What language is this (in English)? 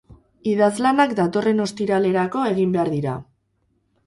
Basque